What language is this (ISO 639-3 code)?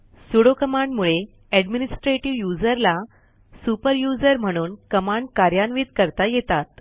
mar